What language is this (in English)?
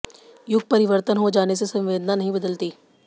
Hindi